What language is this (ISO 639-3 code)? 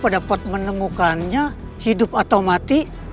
ind